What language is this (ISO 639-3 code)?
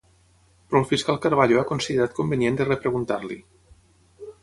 cat